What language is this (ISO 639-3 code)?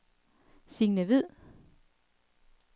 dan